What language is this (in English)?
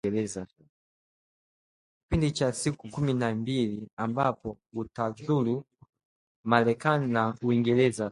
Swahili